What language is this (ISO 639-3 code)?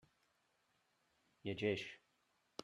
cat